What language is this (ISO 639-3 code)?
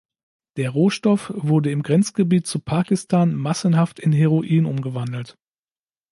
deu